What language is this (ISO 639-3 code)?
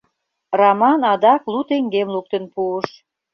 chm